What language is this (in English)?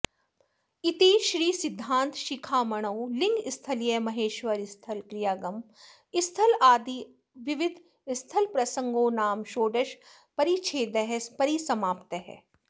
Sanskrit